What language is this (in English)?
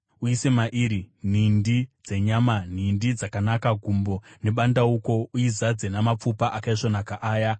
Shona